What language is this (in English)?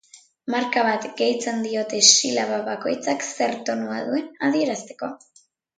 Basque